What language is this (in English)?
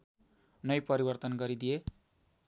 Nepali